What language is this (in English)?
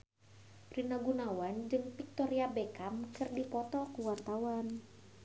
Sundanese